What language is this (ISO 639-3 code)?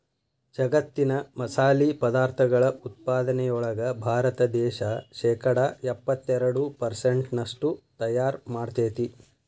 kan